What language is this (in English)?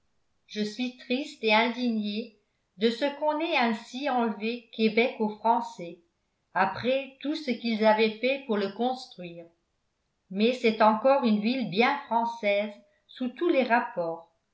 French